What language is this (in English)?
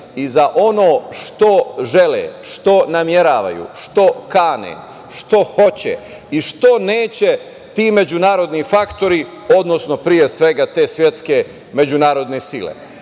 Serbian